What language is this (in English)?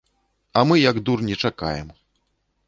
Belarusian